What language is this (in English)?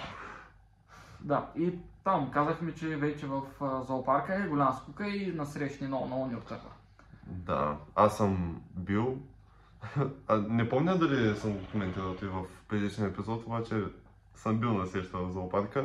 Bulgarian